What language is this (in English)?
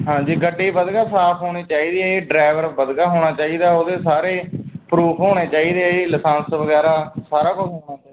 Punjabi